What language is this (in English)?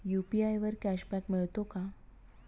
Marathi